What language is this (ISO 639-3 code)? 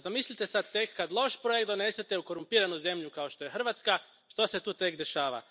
hrv